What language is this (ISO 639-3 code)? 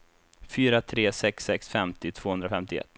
swe